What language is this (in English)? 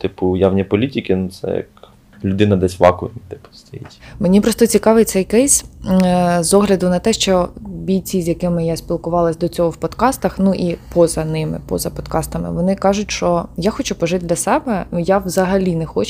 Ukrainian